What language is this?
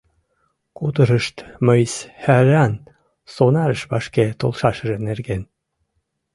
Mari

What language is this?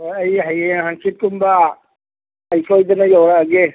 Manipuri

